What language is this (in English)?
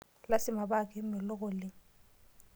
Masai